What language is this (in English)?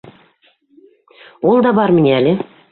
Bashkir